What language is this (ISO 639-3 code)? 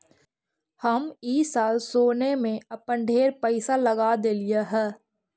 mag